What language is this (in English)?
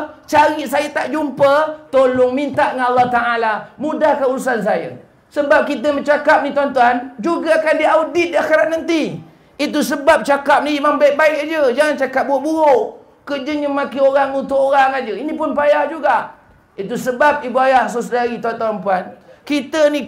Malay